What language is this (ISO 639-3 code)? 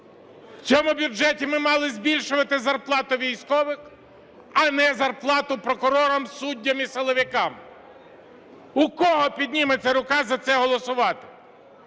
ukr